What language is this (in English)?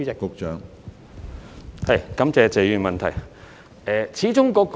Cantonese